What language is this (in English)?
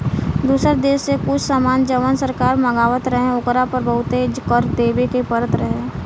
Bhojpuri